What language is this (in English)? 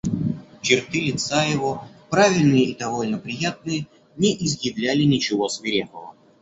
Russian